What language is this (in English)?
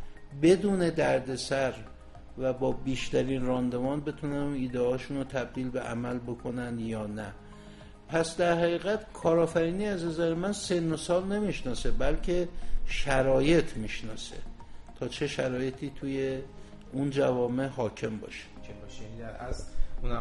Persian